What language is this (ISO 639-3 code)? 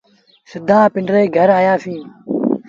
sbn